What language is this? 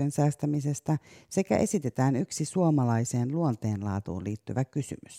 Finnish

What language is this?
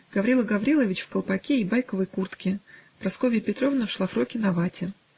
Russian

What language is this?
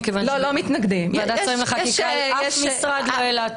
Hebrew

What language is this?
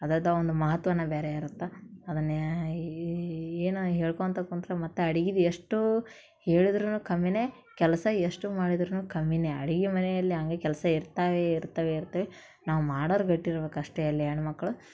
Kannada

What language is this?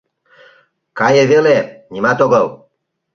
Mari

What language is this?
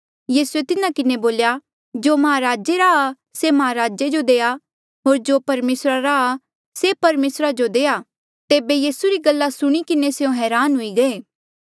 Mandeali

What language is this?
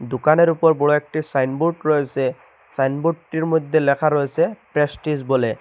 Bangla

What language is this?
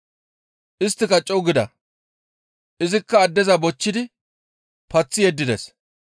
Gamo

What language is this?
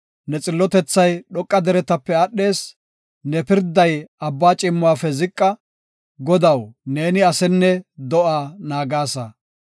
Gofa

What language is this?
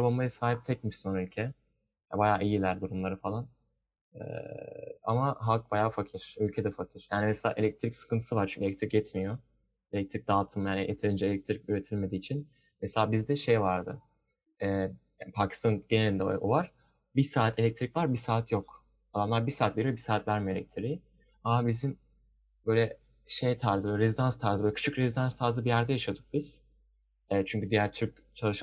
Turkish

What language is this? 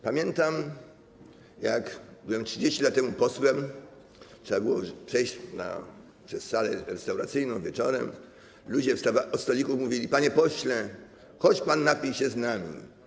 Polish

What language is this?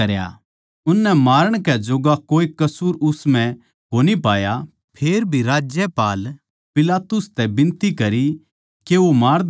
Haryanvi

